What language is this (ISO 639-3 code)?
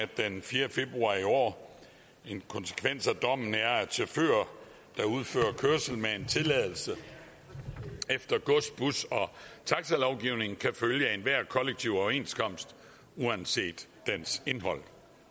dan